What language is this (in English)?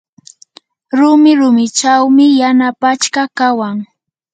Yanahuanca Pasco Quechua